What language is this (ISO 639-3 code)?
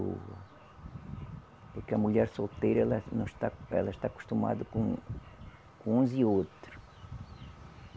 por